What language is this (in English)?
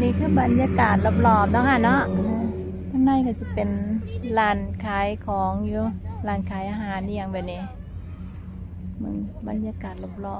Thai